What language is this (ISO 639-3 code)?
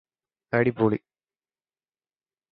mal